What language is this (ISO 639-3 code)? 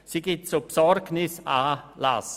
gsw